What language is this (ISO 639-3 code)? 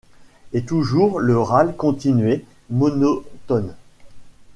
fra